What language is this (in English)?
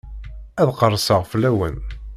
Kabyle